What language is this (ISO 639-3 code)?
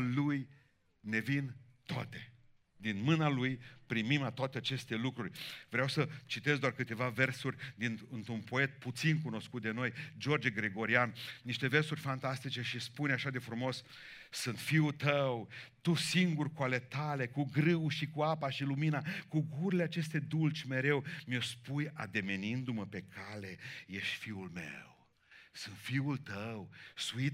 ron